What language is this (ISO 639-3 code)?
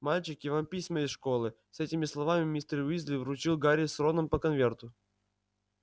rus